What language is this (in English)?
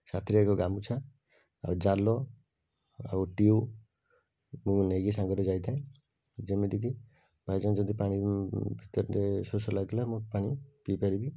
Odia